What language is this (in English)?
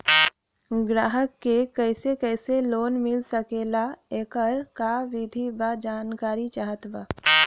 Bhojpuri